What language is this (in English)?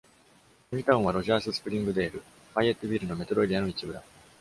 Japanese